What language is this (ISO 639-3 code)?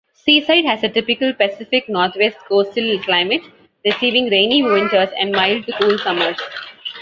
eng